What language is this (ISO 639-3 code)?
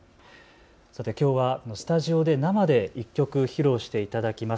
jpn